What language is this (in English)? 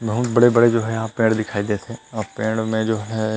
Chhattisgarhi